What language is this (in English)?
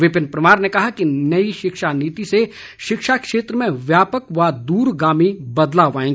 Hindi